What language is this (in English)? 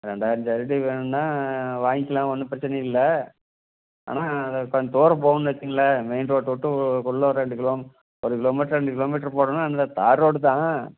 Tamil